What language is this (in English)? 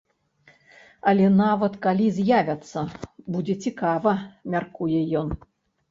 Belarusian